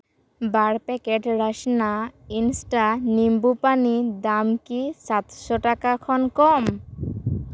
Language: Santali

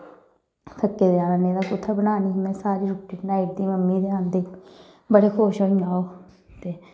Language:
Dogri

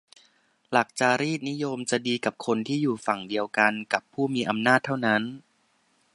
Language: Thai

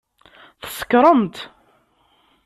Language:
Kabyle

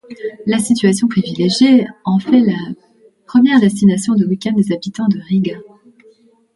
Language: French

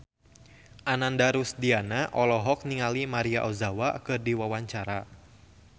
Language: Sundanese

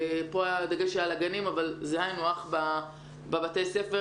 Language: Hebrew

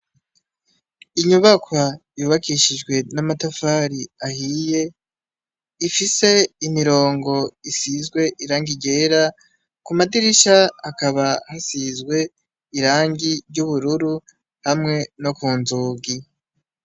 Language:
Rundi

